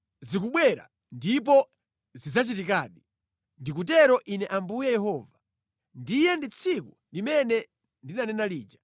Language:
Nyanja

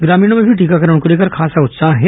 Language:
Hindi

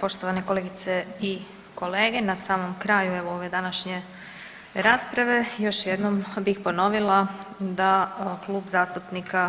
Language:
Croatian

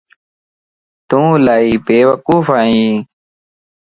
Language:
Lasi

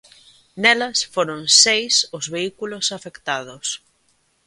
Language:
Galician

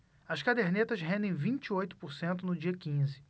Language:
Portuguese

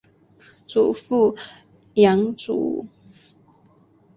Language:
Chinese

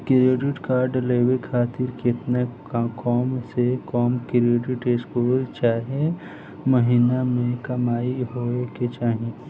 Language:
Bhojpuri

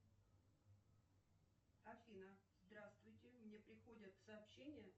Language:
Russian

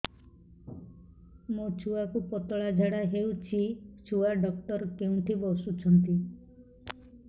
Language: Odia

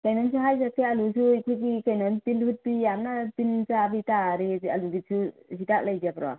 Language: Manipuri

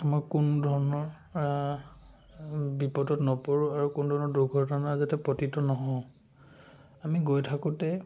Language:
Assamese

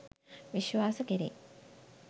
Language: Sinhala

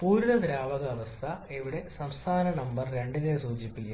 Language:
Malayalam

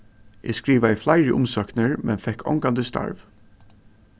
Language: Faroese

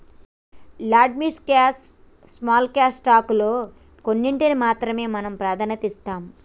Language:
Telugu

